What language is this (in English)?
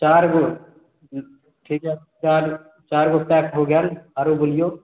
Maithili